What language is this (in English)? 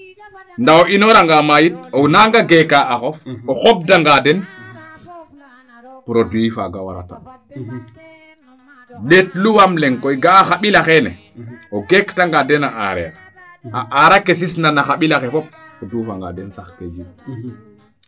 Serer